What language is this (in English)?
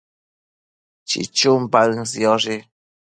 Matsés